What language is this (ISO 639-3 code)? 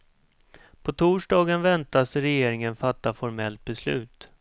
swe